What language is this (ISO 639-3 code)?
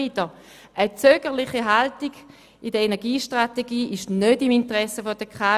gsw